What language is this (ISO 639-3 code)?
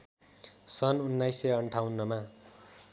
nep